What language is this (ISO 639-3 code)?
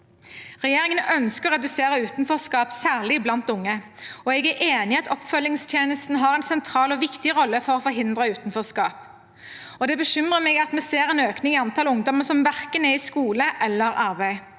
nor